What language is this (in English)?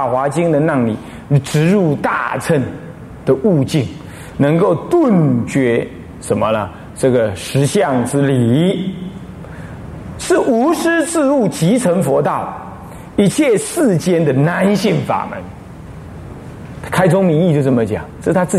Chinese